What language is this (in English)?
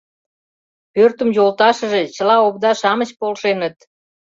Mari